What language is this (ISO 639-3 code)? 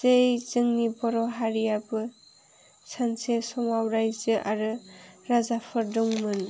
brx